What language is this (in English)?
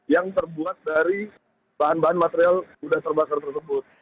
Indonesian